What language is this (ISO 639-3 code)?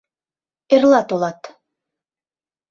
chm